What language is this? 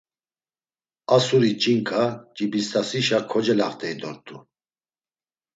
Laz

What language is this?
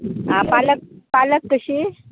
Konkani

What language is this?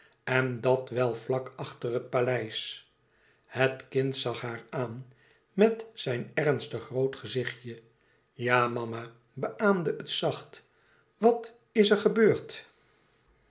Dutch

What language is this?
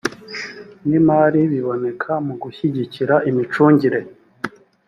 Kinyarwanda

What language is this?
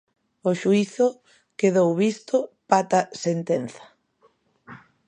Galician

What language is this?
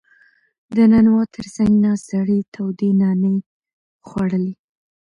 Pashto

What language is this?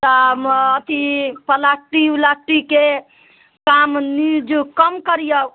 Maithili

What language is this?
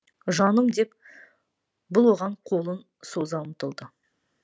Kazakh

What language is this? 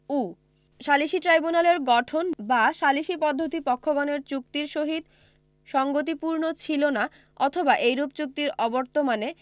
Bangla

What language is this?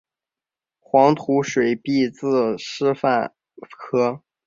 Chinese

